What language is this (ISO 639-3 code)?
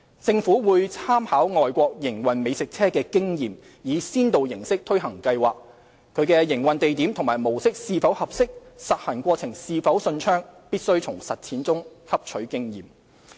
yue